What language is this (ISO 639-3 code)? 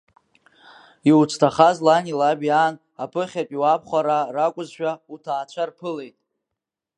abk